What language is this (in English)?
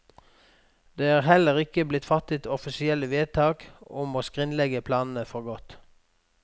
Norwegian